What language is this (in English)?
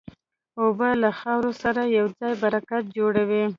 Pashto